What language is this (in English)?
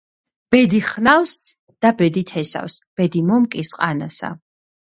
Georgian